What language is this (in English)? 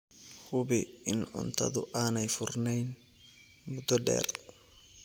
Somali